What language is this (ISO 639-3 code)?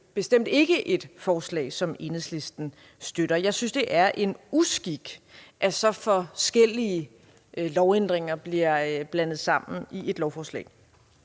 dan